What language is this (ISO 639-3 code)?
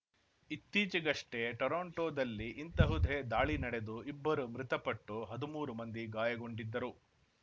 kan